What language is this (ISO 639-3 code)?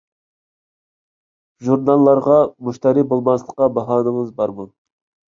uig